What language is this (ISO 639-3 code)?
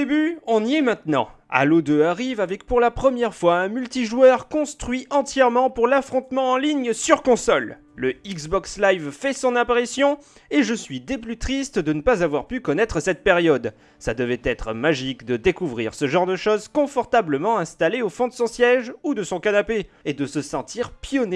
fra